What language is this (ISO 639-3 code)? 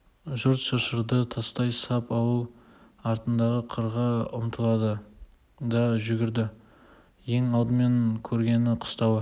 kaz